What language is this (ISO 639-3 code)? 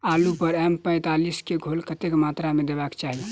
mai